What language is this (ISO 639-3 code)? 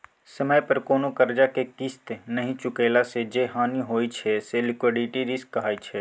mai